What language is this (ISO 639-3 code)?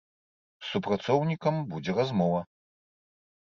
bel